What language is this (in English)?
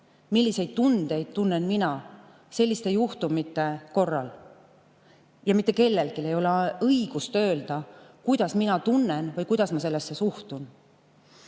Estonian